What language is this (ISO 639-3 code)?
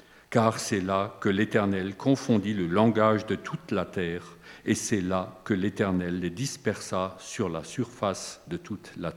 fra